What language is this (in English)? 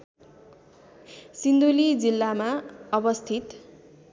Nepali